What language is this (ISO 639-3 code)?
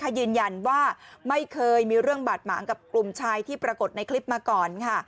tha